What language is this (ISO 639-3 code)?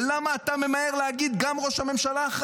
heb